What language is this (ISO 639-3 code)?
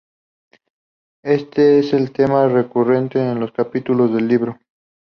spa